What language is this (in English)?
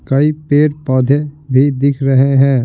Hindi